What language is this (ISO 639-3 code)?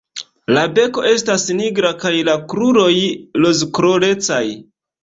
epo